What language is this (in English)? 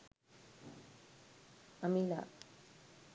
Sinhala